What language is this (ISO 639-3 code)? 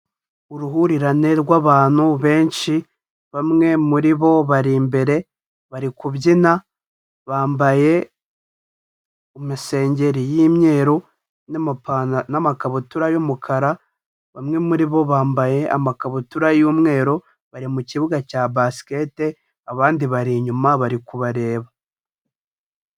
kin